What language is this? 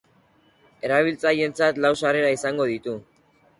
Basque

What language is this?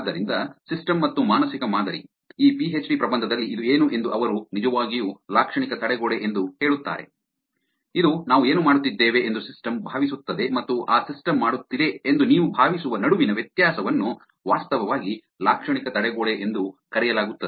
Kannada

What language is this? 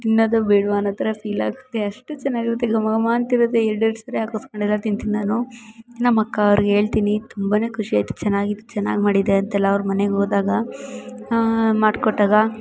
Kannada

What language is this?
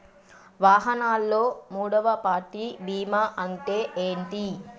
Telugu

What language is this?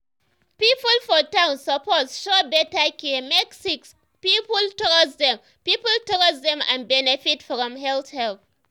Nigerian Pidgin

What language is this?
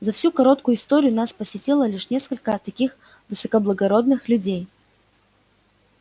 Russian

